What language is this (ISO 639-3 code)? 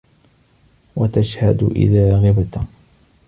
ara